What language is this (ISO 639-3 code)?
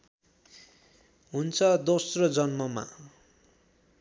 nep